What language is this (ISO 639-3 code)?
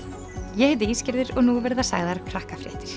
isl